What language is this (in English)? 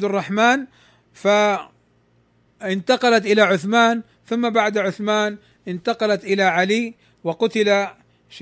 Arabic